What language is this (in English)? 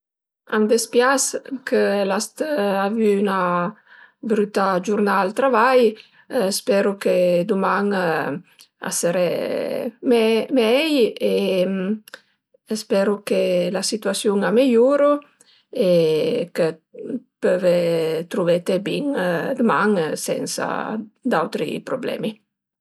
Piedmontese